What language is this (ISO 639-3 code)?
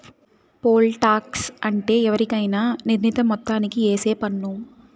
tel